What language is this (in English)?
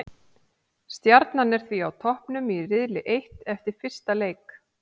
Icelandic